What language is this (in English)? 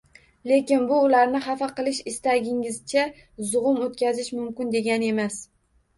Uzbek